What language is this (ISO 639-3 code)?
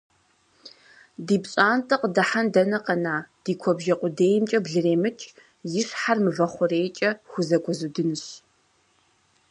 kbd